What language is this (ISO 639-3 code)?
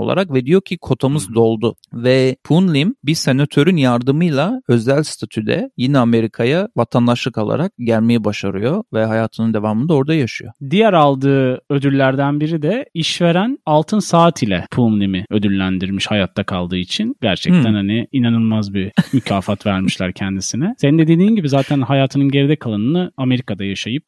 tur